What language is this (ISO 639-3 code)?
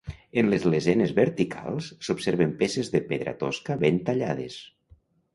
cat